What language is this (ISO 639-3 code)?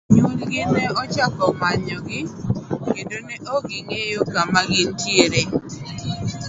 luo